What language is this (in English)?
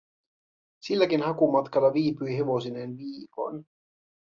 Finnish